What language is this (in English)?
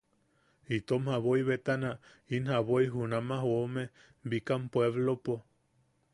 Yaqui